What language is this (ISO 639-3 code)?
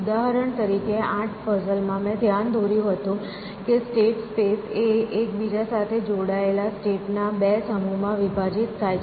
guj